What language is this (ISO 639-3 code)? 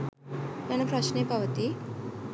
sin